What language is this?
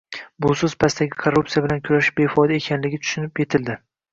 Uzbek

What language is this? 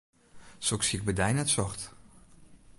Western Frisian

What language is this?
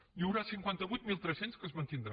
Catalan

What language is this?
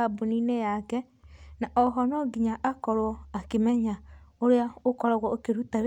Kikuyu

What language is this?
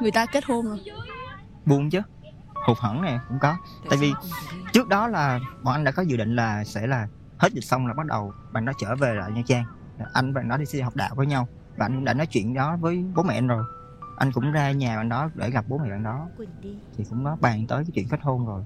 Vietnamese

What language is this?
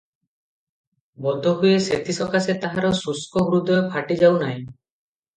Odia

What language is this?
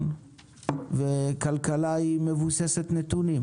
Hebrew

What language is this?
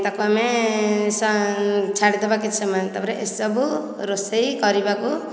Odia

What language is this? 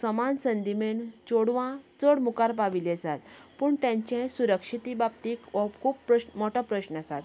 Konkani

